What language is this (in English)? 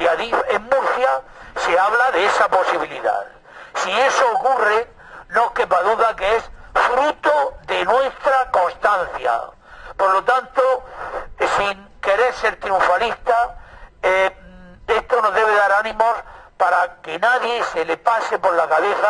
Spanish